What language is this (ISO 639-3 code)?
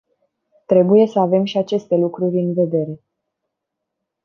ron